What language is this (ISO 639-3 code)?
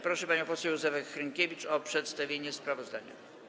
pol